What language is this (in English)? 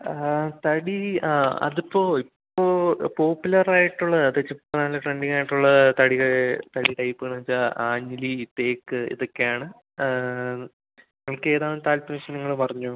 Malayalam